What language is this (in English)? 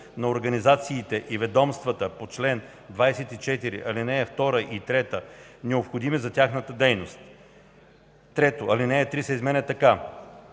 Bulgarian